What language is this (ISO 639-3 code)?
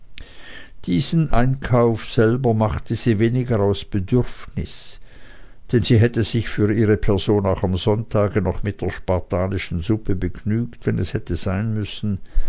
deu